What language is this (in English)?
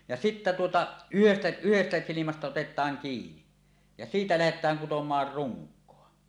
Finnish